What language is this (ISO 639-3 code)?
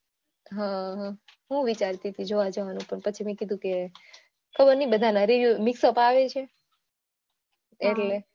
guj